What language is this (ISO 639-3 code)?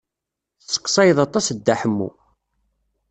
kab